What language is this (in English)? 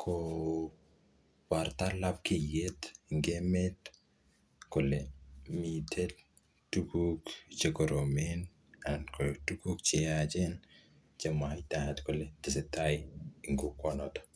Kalenjin